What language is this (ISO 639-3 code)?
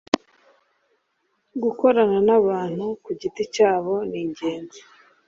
kin